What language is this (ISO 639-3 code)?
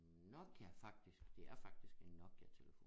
dan